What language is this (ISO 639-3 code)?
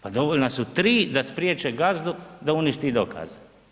hrv